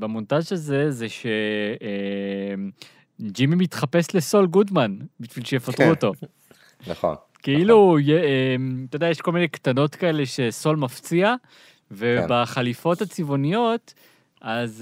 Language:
Hebrew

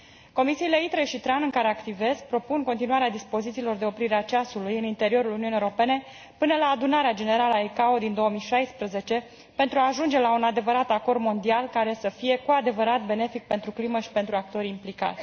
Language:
Romanian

